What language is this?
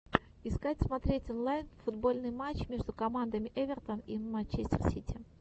Russian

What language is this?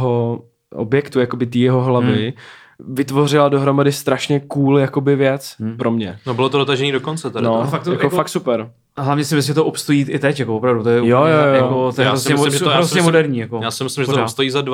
Czech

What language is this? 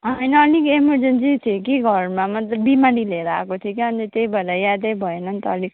Nepali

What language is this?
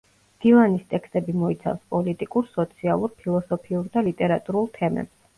Georgian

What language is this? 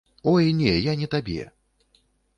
Belarusian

